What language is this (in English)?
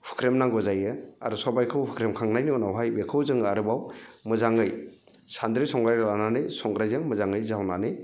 Bodo